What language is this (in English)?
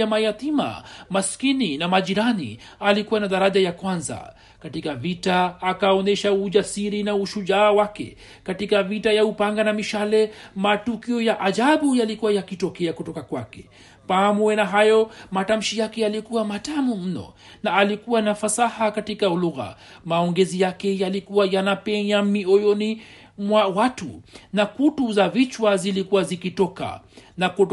Swahili